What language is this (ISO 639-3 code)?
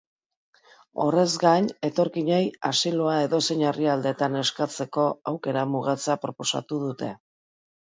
eus